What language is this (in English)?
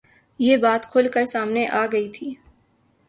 Urdu